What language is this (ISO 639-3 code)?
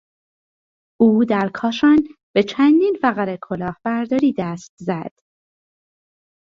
fas